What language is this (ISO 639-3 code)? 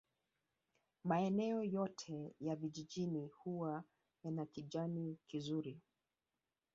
swa